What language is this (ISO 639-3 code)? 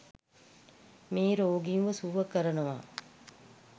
sin